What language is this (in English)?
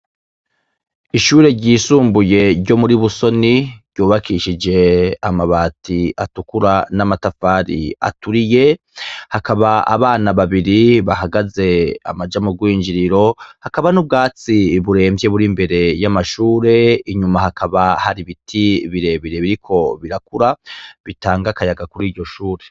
Rundi